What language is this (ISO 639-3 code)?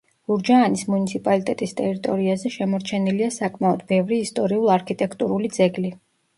kat